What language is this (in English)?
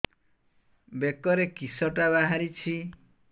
Odia